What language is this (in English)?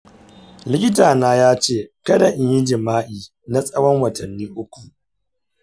Hausa